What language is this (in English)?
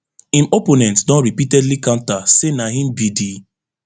Nigerian Pidgin